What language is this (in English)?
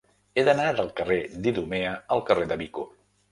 Catalan